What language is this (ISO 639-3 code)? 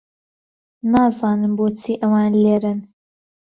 ckb